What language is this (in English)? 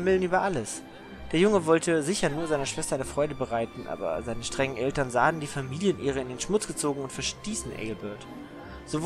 German